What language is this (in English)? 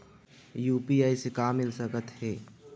Chhattisgarhi